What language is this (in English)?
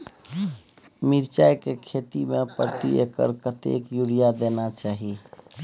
Maithili